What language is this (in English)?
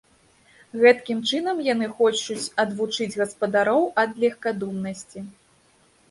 Belarusian